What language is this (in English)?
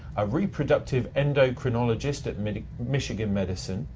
English